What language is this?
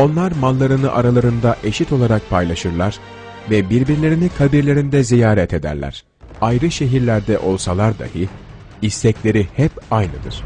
Turkish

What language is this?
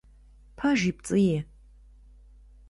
Kabardian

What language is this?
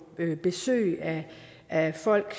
Danish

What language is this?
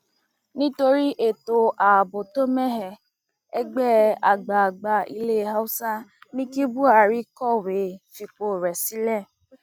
Yoruba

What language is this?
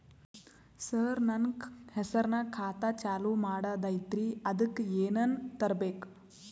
Kannada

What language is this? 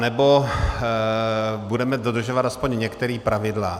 Czech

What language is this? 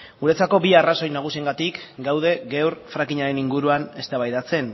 Basque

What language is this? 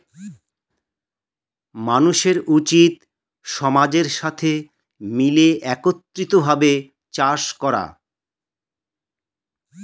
Bangla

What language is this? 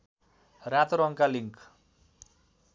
Nepali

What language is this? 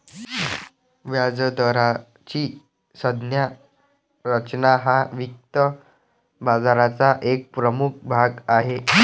Marathi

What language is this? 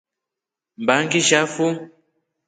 Rombo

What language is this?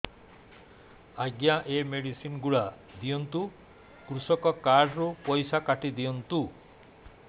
Odia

